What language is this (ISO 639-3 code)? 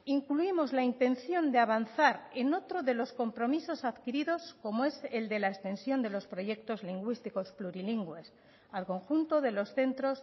spa